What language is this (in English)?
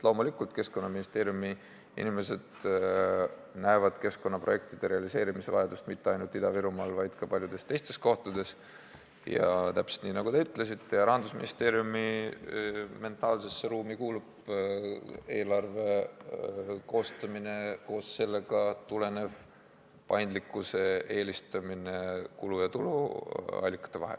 Estonian